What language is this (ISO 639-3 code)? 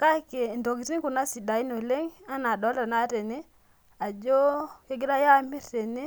mas